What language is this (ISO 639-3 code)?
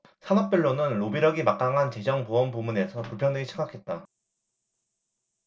kor